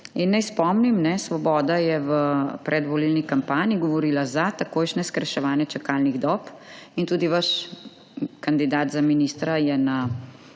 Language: Slovenian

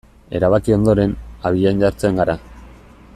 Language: Basque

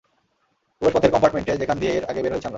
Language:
Bangla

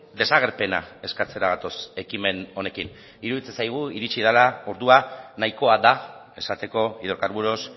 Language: Basque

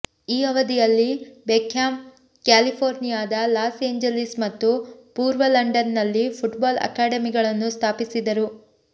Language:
Kannada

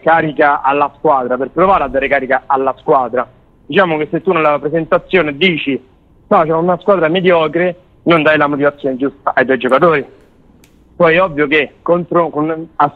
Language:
Italian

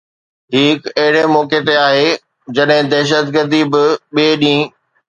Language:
Sindhi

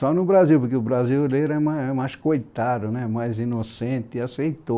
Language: Portuguese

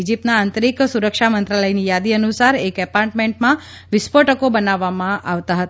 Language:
Gujarati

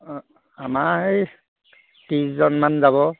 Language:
Assamese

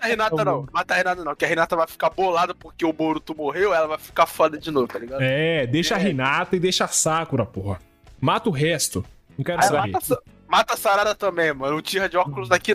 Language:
Portuguese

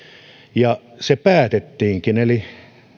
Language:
Finnish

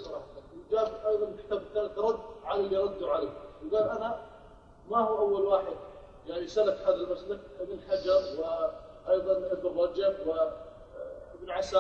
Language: Arabic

